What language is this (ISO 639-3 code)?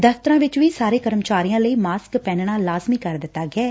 pan